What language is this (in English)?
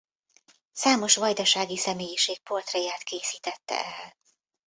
Hungarian